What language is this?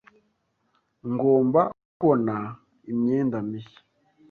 Kinyarwanda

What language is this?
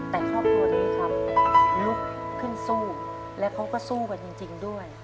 Thai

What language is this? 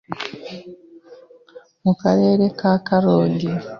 Kinyarwanda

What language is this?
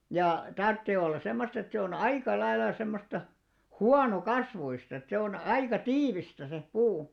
Finnish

